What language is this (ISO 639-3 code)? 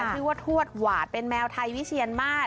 tha